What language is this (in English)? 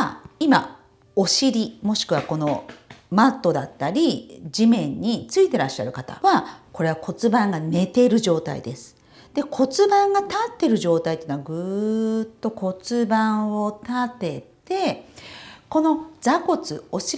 Japanese